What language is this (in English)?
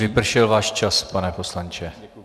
Czech